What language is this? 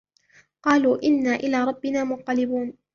Arabic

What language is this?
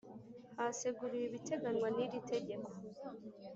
Kinyarwanda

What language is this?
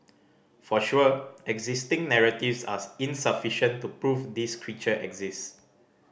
English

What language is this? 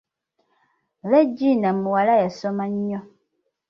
Ganda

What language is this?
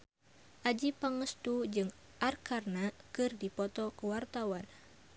Sundanese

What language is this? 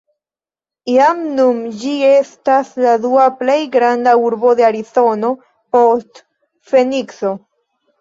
Esperanto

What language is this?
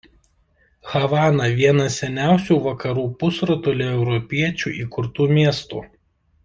Lithuanian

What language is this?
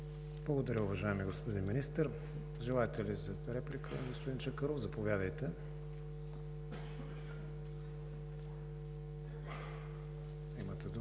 Bulgarian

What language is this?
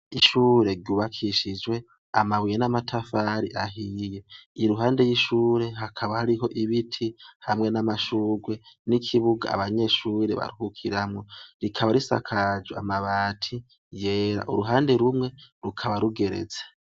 Rundi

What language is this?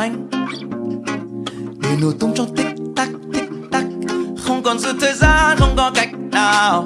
Vietnamese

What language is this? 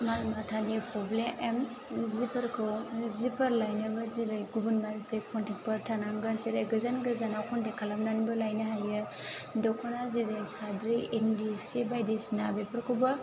Bodo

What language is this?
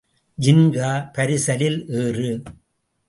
Tamil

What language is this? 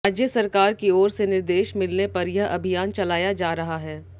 Hindi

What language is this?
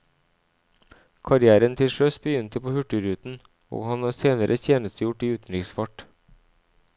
Norwegian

